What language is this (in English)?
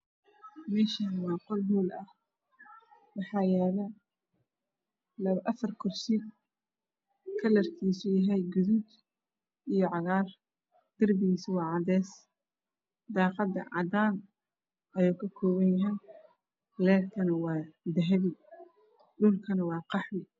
Somali